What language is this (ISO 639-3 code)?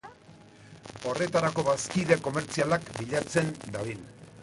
eus